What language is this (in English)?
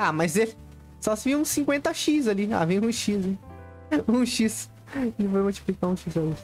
Portuguese